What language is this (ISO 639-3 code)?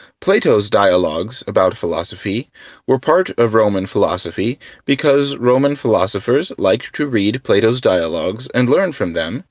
eng